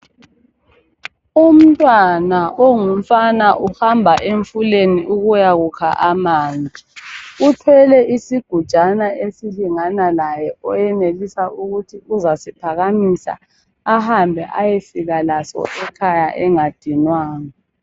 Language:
North Ndebele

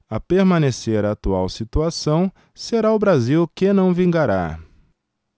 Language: Portuguese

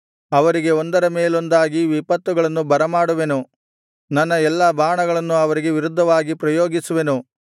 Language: Kannada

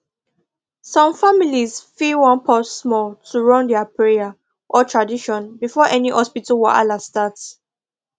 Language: Nigerian Pidgin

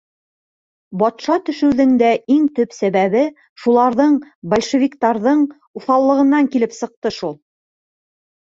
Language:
Bashkir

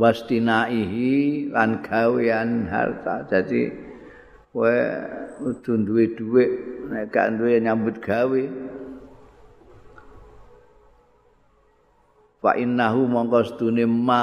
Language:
Indonesian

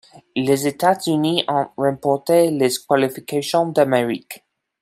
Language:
French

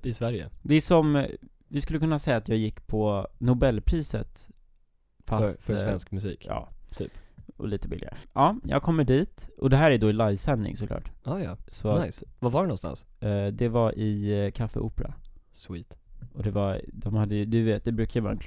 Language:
Swedish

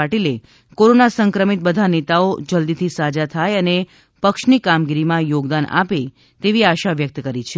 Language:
Gujarati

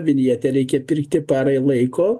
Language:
Lithuanian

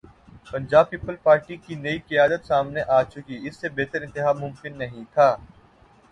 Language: Urdu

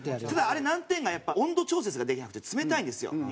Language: Japanese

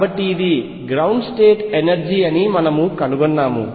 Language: Telugu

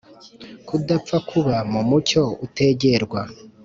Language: Kinyarwanda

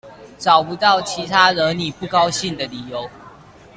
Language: Chinese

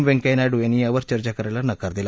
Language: Marathi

